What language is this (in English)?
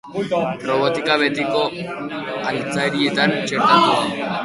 Basque